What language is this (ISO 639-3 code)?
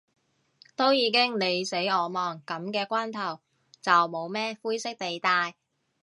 yue